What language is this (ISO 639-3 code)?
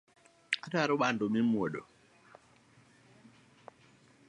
luo